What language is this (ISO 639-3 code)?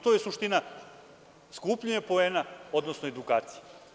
srp